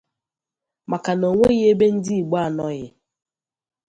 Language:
Igbo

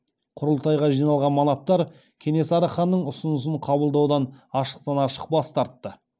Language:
Kazakh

